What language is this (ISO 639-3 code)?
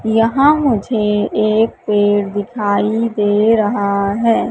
hin